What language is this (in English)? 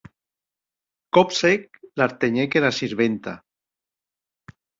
Occitan